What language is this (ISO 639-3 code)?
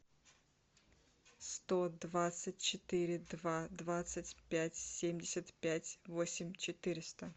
rus